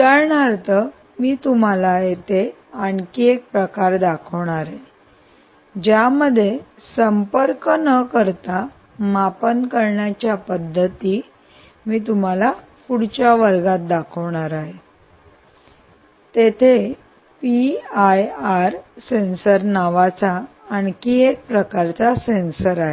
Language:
Marathi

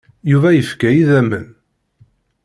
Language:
Kabyle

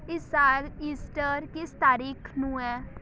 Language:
Punjabi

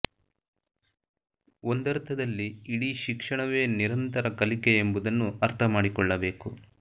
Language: Kannada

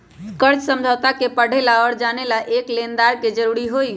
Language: Magahi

